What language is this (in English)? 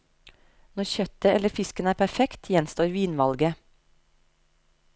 Norwegian